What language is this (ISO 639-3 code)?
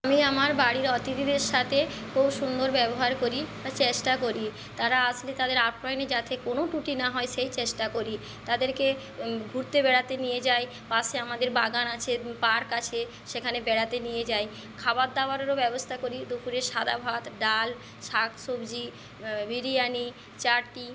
ben